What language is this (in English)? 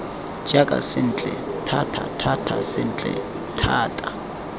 Tswana